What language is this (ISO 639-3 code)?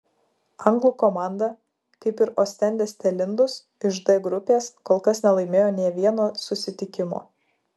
lit